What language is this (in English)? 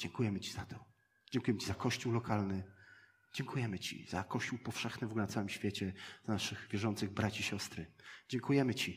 Polish